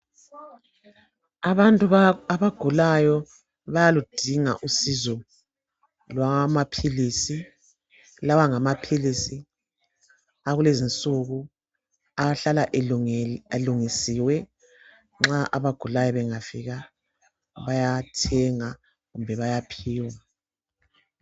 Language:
North Ndebele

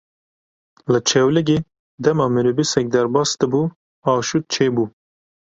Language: Kurdish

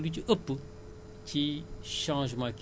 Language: Wolof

